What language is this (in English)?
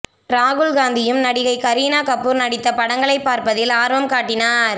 Tamil